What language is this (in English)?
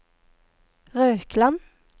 Norwegian